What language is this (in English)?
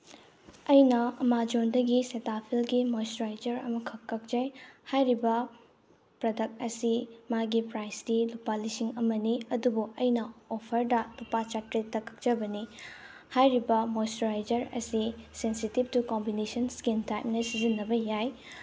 Manipuri